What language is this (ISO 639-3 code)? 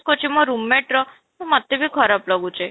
ori